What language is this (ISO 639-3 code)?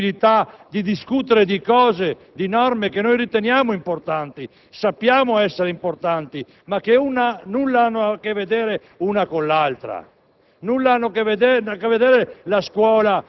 ita